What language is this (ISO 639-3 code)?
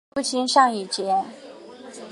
zho